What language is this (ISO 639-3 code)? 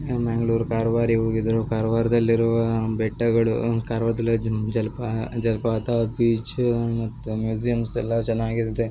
kan